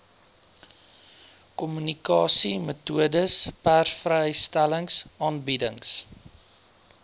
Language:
Afrikaans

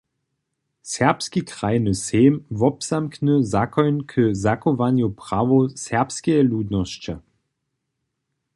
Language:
Upper Sorbian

